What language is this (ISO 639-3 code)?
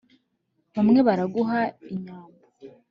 kin